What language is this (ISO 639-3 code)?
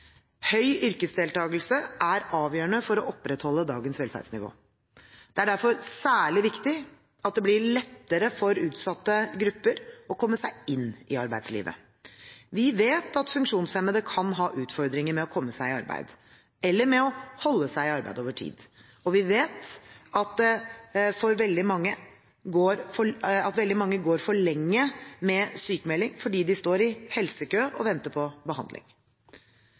nob